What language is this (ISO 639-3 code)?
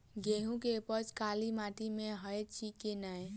mai